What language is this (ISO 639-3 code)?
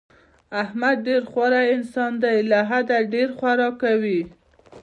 pus